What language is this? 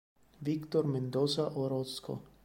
Italian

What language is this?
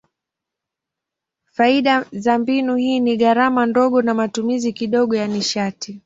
Swahili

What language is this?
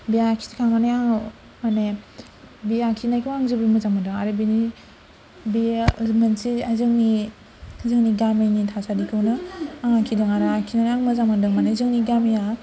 Bodo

